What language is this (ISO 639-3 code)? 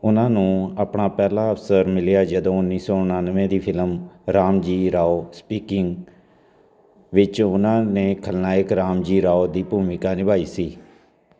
pan